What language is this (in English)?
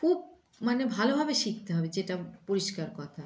Bangla